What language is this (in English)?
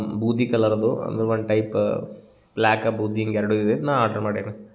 Kannada